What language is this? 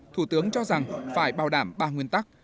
Vietnamese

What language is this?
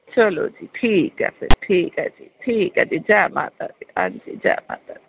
Dogri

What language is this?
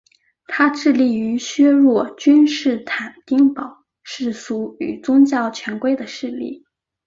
Chinese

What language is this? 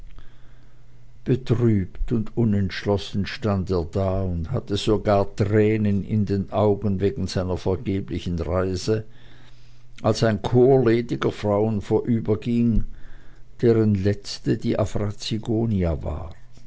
German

